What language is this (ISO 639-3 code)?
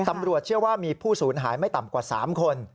tha